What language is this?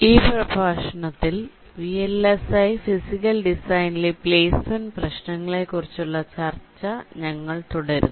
Malayalam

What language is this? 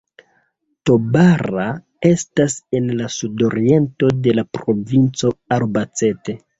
Esperanto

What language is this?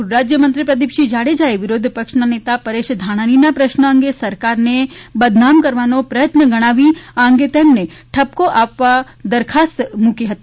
Gujarati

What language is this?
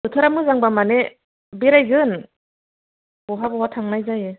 Bodo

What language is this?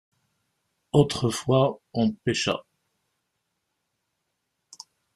French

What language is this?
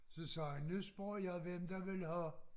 Danish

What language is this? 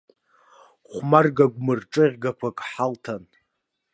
Abkhazian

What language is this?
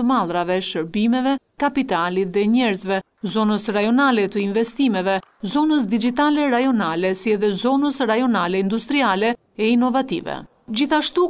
Romanian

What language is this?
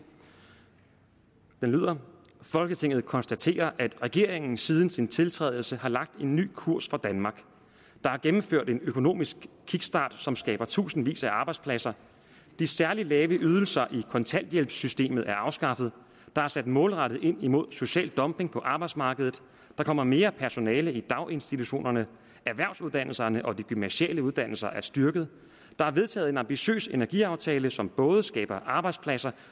Danish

